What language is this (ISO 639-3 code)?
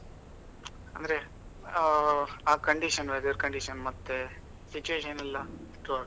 kan